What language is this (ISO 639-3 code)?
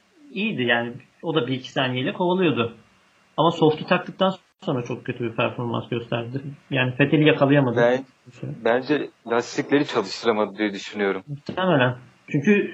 tur